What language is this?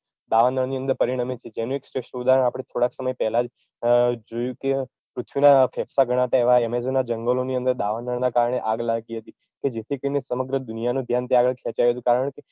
Gujarati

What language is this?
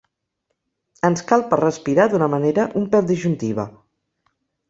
Catalan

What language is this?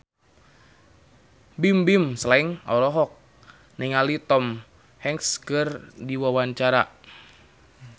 Sundanese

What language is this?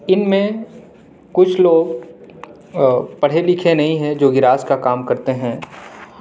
Urdu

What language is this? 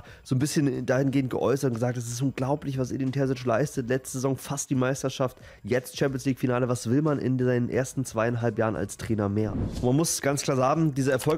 German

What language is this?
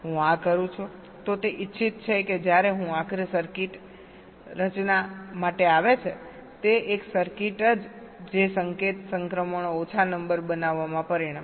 Gujarati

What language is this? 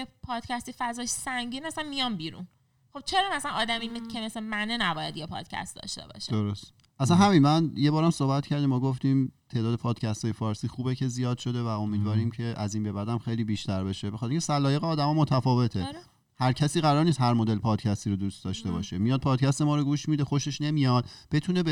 Persian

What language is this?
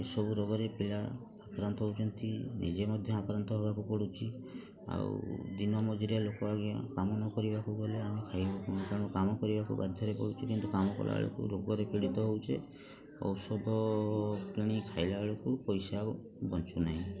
Odia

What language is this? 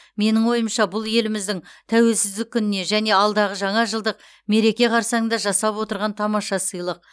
Kazakh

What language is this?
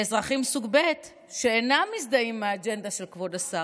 Hebrew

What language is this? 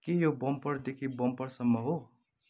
Nepali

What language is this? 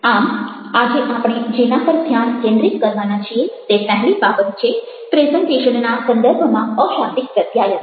Gujarati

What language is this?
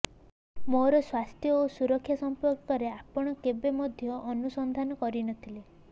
Odia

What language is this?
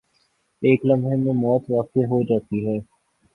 Urdu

